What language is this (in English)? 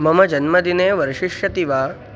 Sanskrit